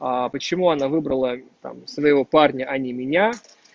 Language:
Russian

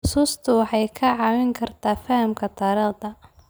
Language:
Somali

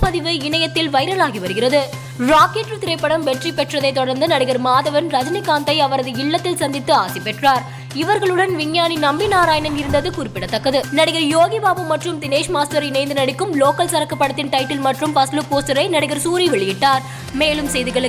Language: Tamil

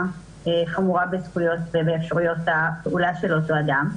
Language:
Hebrew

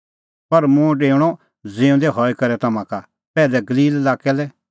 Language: Kullu Pahari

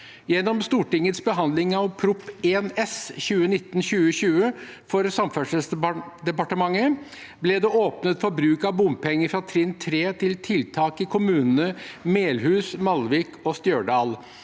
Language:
Norwegian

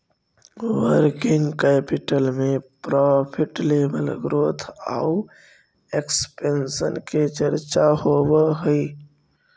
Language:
Magahi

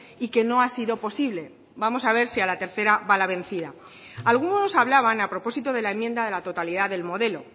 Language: Spanish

